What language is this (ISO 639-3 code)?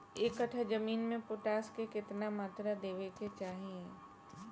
bho